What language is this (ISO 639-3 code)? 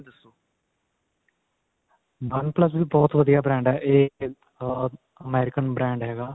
pan